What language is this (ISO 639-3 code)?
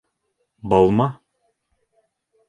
bak